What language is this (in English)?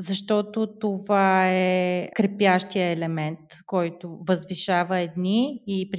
Bulgarian